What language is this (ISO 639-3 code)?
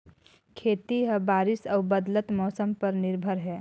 hne